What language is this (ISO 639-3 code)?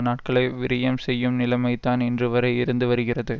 tam